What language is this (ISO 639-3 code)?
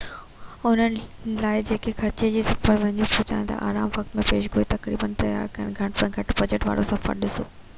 snd